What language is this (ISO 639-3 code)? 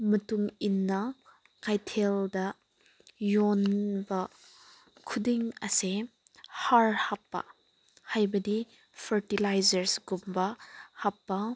mni